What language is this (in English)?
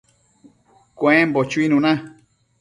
Matsés